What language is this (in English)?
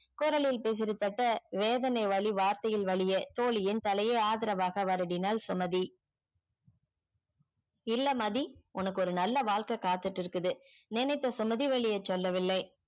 Tamil